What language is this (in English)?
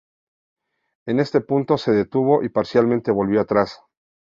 Spanish